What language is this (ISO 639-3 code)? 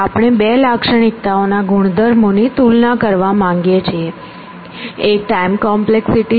guj